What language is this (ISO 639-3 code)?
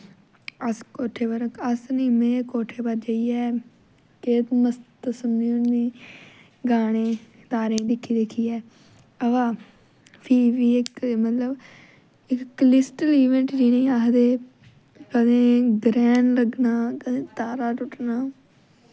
doi